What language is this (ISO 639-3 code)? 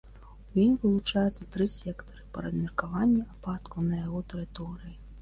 bel